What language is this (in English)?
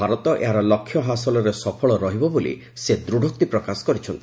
Odia